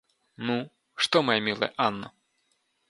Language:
Russian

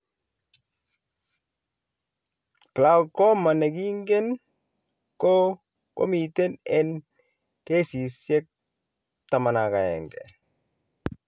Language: Kalenjin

